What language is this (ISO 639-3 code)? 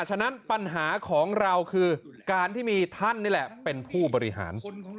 tha